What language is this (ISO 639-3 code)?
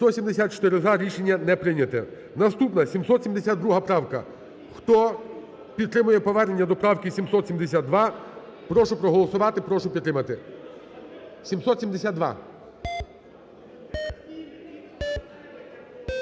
ukr